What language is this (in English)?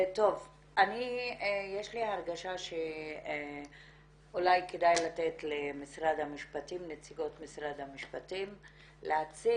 Hebrew